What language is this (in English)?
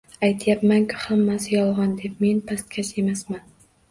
Uzbek